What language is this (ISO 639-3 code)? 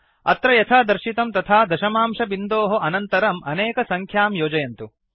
san